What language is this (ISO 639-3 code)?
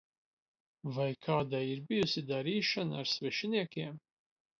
lav